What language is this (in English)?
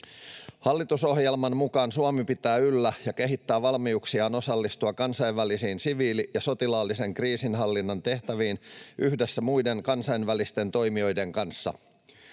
Finnish